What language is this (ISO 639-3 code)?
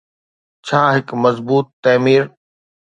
snd